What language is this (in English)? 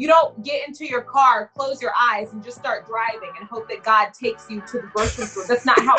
English